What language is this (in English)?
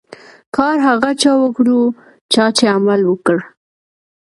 Pashto